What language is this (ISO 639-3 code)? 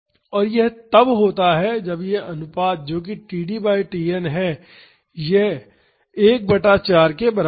hin